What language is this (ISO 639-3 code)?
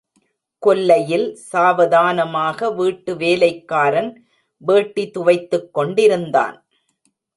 tam